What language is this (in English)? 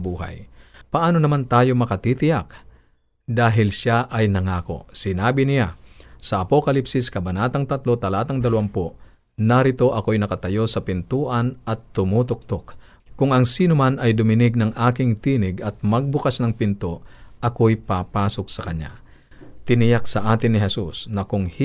Filipino